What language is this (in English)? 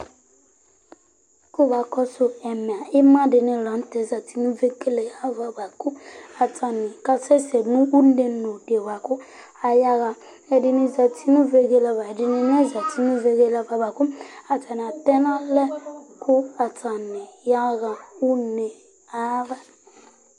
Ikposo